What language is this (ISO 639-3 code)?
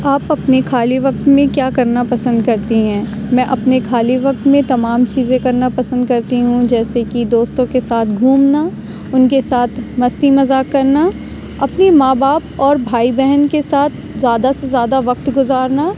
urd